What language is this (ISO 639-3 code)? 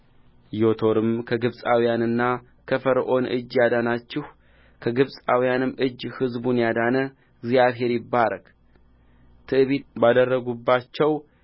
amh